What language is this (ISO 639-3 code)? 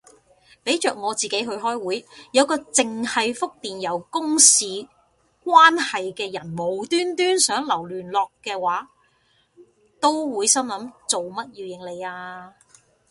yue